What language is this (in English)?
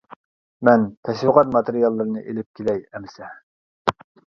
Uyghur